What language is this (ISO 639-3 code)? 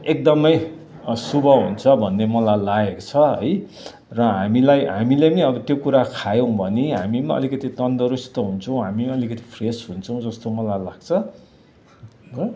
nep